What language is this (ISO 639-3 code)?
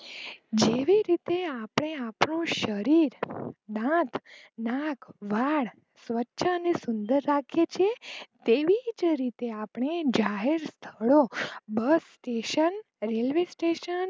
guj